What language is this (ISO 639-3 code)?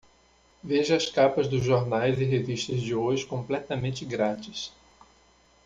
por